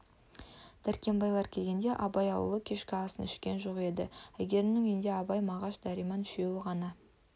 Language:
Kazakh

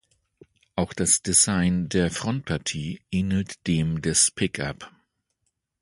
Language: German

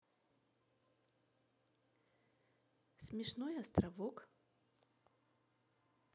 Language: Russian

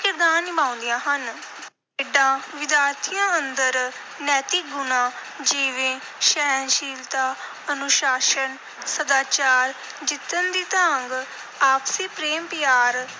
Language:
Punjabi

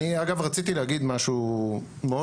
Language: Hebrew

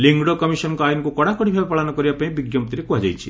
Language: Odia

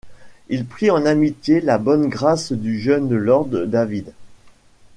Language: French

